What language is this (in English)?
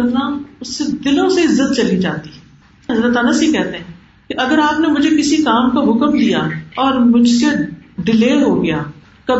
Urdu